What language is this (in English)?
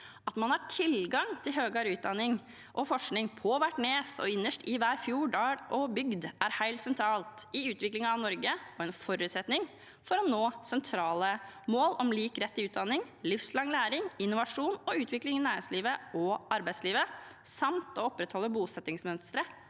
Norwegian